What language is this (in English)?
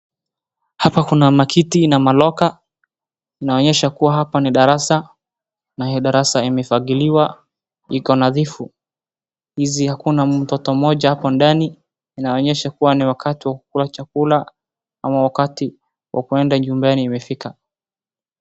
Swahili